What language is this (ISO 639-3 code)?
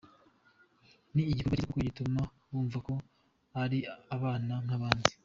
kin